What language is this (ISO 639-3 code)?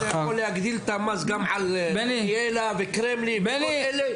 heb